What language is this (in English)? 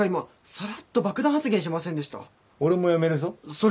Japanese